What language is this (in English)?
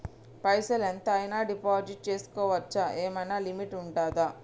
Telugu